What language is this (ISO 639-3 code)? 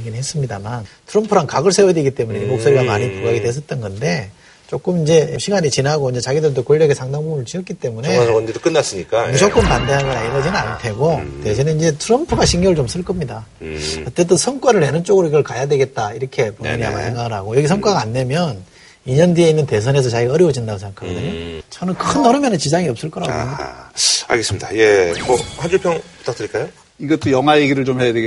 kor